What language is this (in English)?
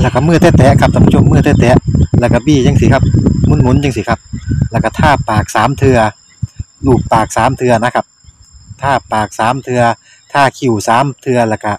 Thai